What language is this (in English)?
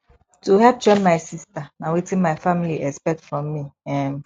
Nigerian Pidgin